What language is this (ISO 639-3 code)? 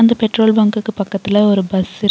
tam